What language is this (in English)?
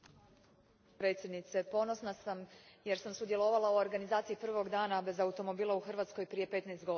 Croatian